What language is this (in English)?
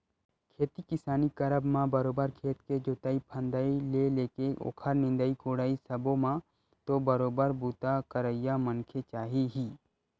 Chhattisgarhi